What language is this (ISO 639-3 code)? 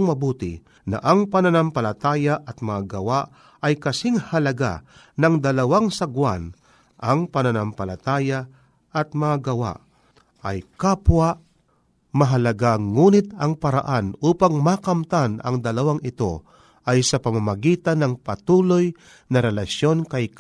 fil